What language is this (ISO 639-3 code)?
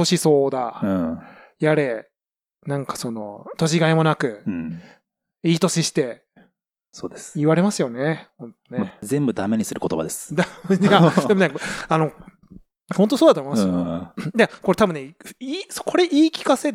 jpn